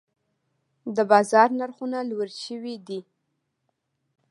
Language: Pashto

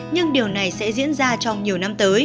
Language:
Vietnamese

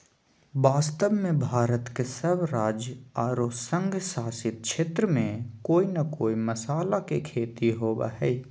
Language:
Magahi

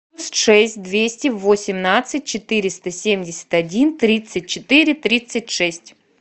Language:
Russian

